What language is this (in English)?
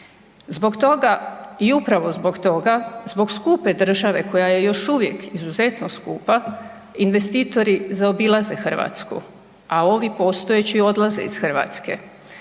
Croatian